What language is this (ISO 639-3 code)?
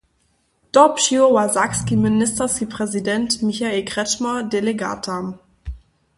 hsb